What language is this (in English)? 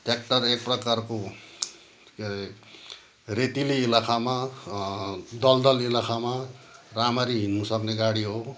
Nepali